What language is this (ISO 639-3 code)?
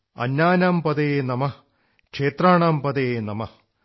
mal